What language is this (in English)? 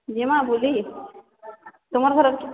Odia